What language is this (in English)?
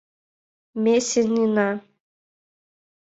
Mari